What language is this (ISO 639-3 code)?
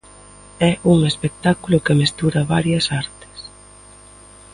glg